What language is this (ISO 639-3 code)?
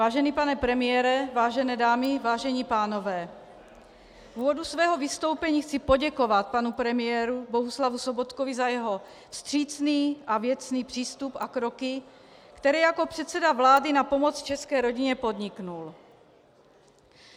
ces